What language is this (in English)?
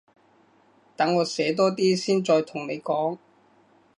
Cantonese